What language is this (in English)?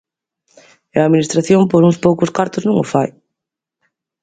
Galician